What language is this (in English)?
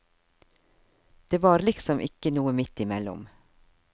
Norwegian